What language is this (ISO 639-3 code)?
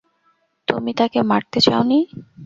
ben